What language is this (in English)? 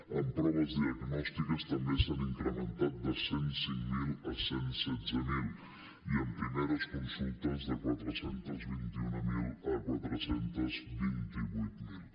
Catalan